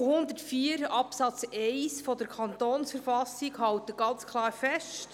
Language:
Swiss German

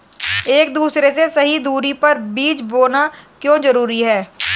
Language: Hindi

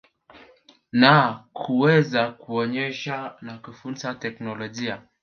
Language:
Swahili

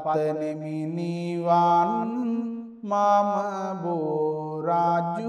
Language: Romanian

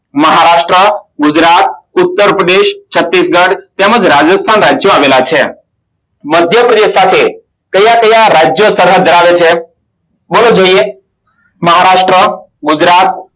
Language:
Gujarati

